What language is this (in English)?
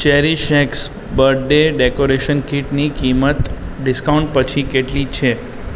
Gujarati